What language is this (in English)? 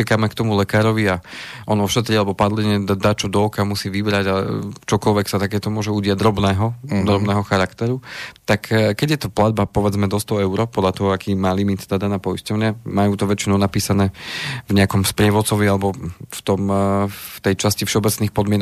Slovak